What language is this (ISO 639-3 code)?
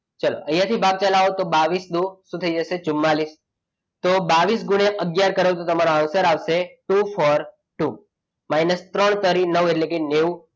guj